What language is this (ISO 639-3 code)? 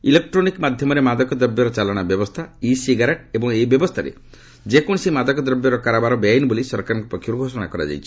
ori